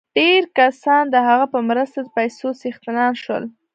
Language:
Pashto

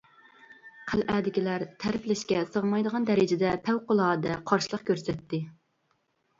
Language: Uyghur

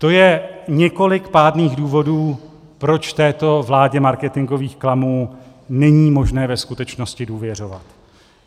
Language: Czech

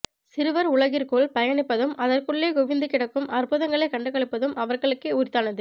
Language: Tamil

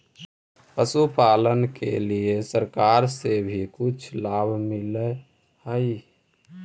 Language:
Magahi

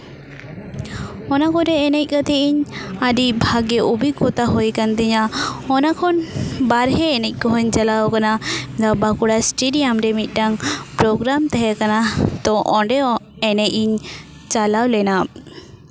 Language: Santali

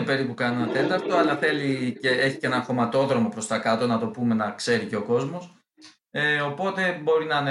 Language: Greek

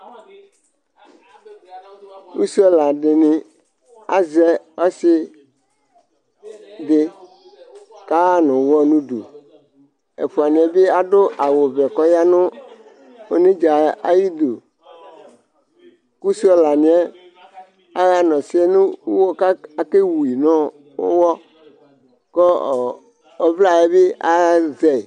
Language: Ikposo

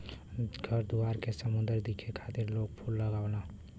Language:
Bhojpuri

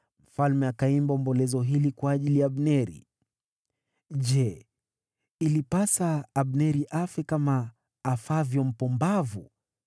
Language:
Swahili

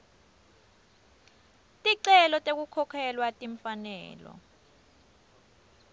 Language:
Swati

